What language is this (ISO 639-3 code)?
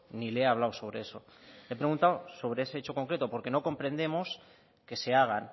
spa